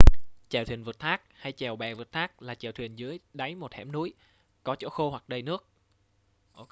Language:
Vietnamese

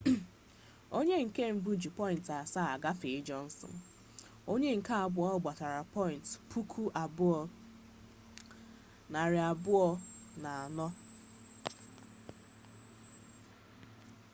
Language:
Igbo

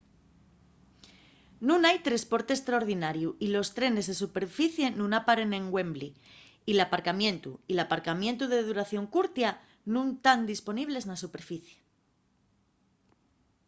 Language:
Asturian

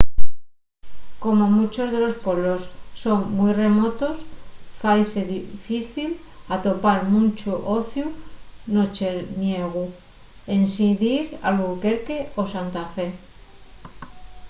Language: Asturian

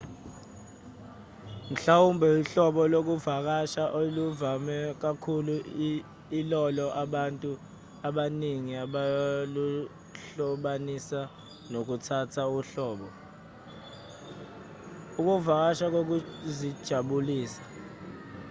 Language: Zulu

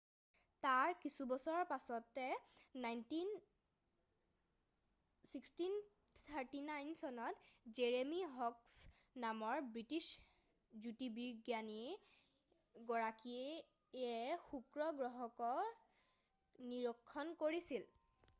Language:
Assamese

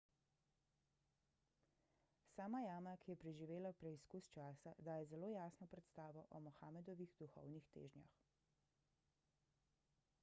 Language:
Slovenian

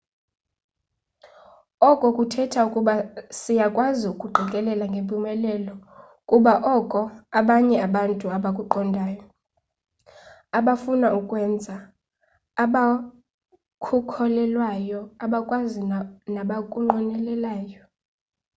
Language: Xhosa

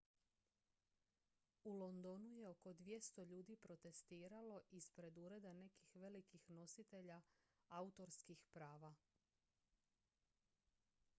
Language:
Croatian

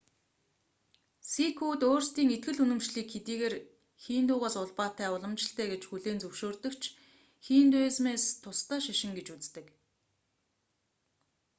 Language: Mongolian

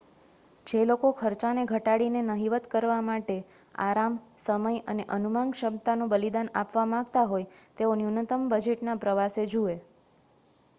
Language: Gujarati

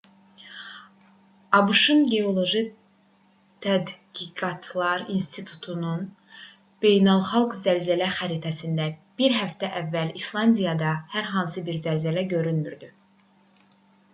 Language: Azerbaijani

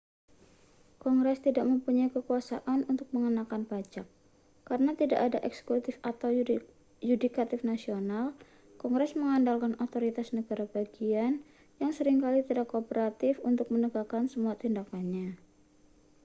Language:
Indonesian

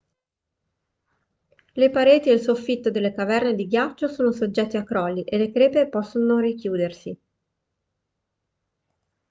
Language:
Italian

